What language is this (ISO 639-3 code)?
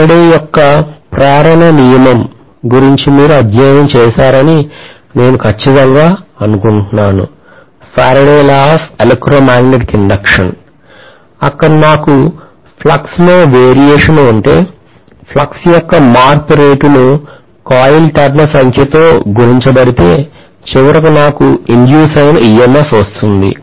tel